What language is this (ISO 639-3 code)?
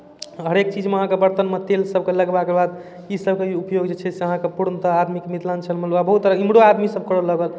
mai